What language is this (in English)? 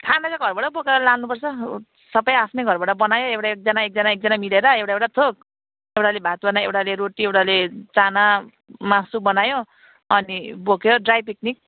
Nepali